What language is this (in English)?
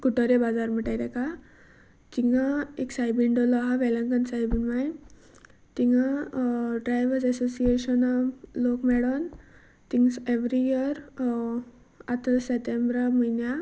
Konkani